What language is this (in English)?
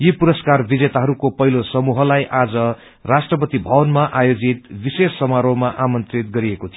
Nepali